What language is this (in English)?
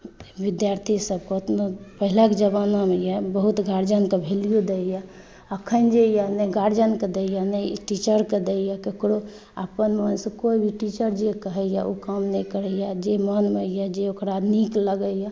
Maithili